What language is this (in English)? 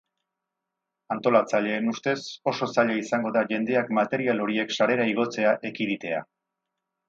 Basque